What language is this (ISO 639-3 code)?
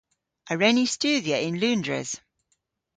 cor